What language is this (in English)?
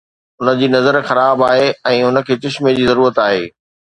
Sindhi